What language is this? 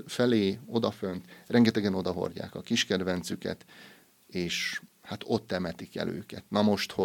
Hungarian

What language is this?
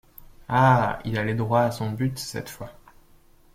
French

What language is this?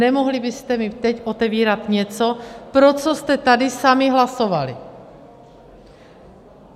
Czech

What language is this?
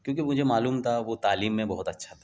Urdu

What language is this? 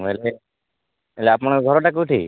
Odia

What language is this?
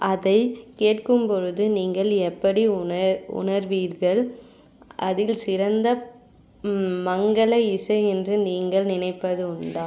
Tamil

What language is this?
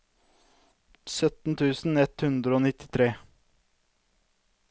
Norwegian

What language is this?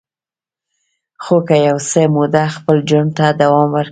Pashto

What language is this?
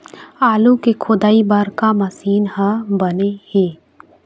Chhattisgarhi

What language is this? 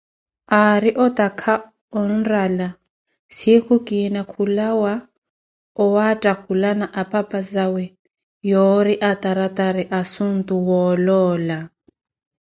Koti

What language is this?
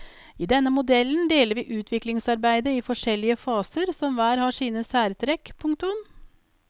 Norwegian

